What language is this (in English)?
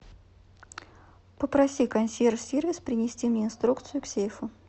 Russian